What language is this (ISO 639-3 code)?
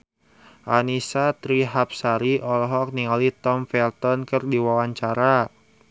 sun